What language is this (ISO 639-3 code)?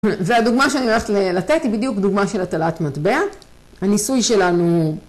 heb